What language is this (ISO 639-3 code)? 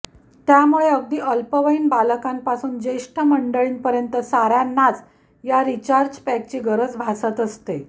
mar